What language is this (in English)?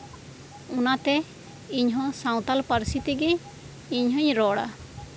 Santali